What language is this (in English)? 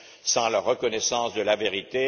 French